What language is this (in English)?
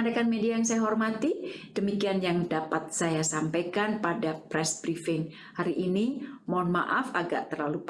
Indonesian